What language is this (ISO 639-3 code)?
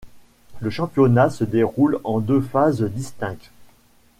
fra